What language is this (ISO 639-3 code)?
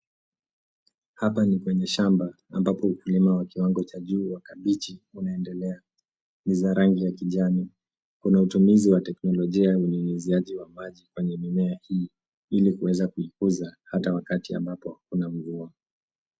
swa